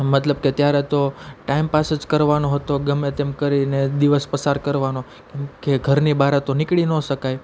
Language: Gujarati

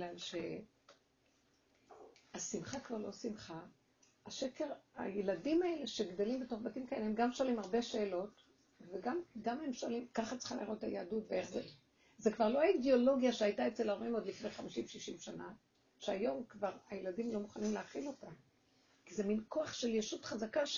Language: Hebrew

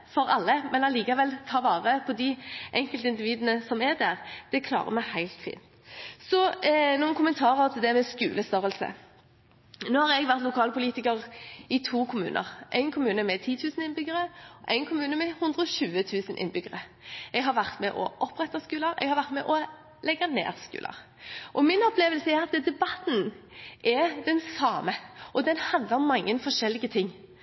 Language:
Norwegian Bokmål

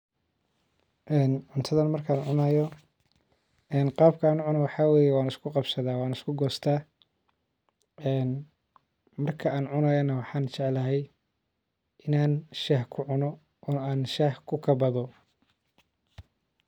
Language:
Somali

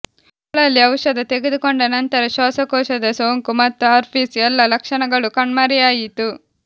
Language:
Kannada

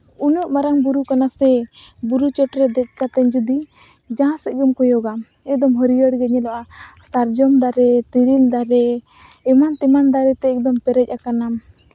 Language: Santali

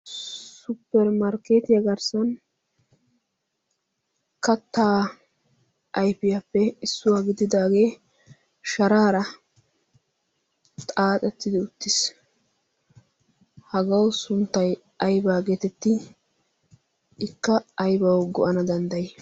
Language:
Wolaytta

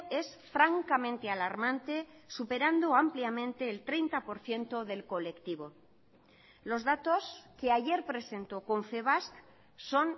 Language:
Spanish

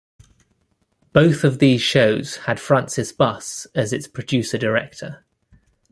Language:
English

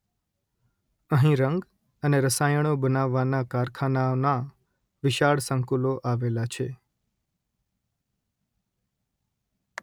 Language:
Gujarati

